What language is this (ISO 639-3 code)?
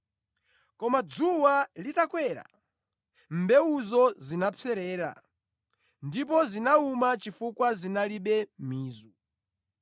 nya